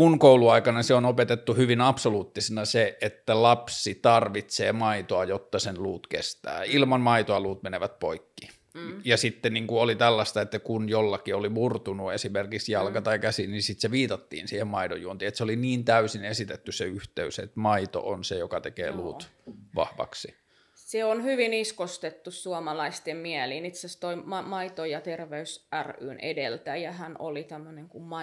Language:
Finnish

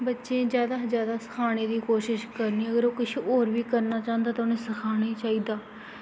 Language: Dogri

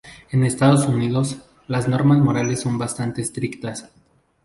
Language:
Spanish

